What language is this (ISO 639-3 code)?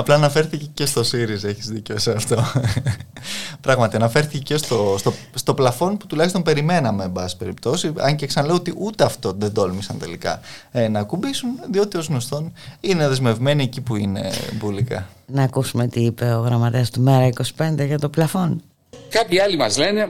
ell